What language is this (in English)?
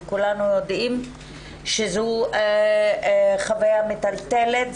Hebrew